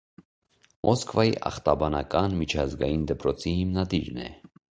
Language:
Armenian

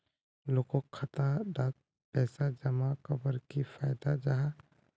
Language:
Magahi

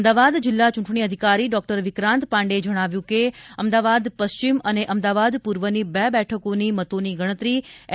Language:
Gujarati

